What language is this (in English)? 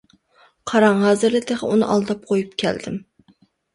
Uyghur